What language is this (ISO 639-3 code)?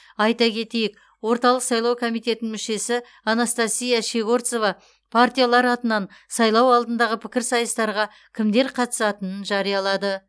kaz